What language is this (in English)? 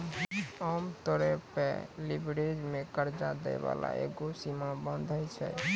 Maithili